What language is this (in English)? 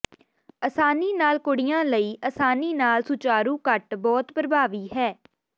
Punjabi